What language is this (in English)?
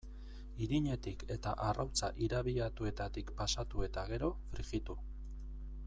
Basque